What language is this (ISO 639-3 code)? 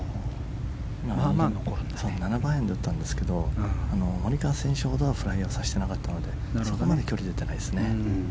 jpn